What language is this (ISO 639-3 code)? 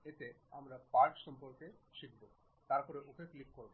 ben